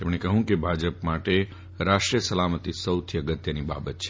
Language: Gujarati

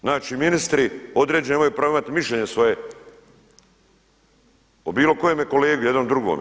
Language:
Croatian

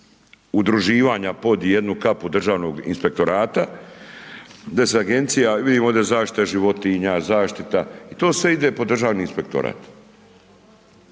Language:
Croatian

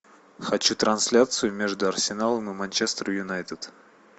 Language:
Russian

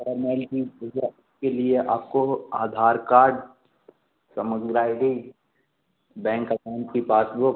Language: Hindi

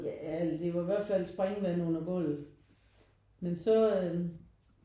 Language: Danish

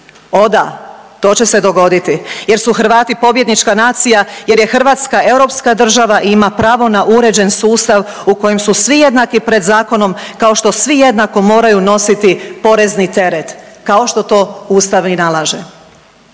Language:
Croatian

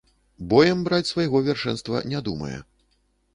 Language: Belarusian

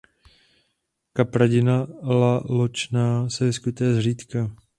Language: Czech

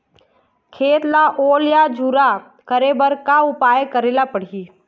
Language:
Chhattisgarhi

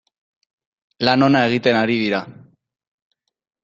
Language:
Basque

